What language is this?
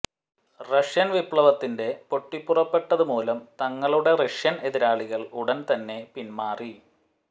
Malayalam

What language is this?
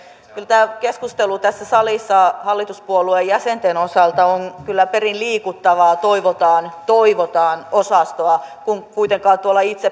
Finnish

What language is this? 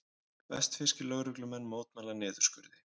Icelandic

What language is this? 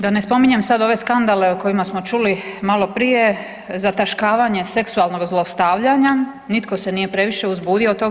Croatian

